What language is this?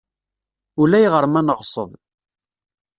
Kabyle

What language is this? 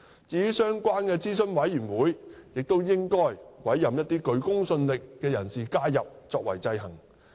Cantonese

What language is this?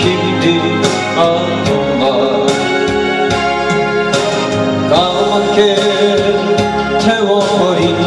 Hindi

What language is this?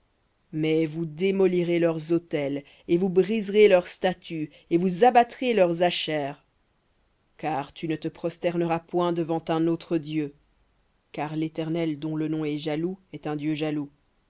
French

